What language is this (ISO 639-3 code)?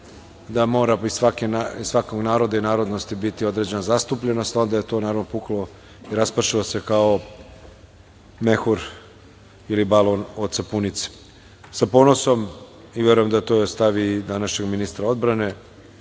srp